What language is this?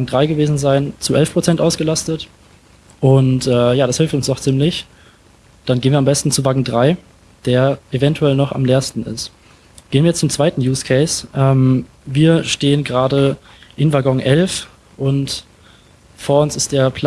German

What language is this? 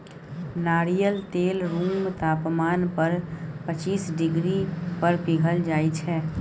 Maithili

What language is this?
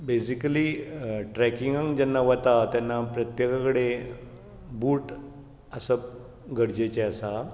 Konkani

